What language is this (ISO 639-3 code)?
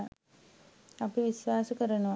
sin